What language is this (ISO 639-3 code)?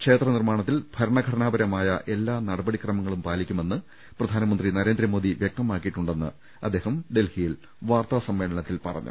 mal